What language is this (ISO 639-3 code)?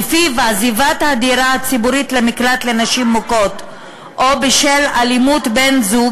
heb